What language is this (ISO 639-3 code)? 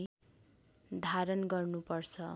nep